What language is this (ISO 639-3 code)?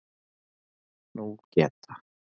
isl